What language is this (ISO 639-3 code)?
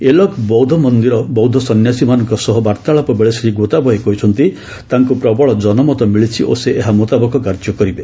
ori